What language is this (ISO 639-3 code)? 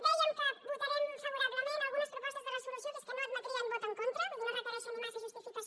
cat